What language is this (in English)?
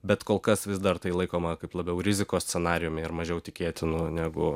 Lithuanian